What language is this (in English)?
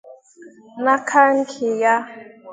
Igbo